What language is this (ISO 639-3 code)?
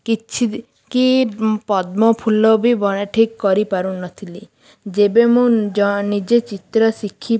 ori